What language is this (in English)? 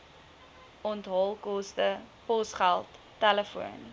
Afrikaans